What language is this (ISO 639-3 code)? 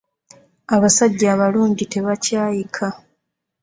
lug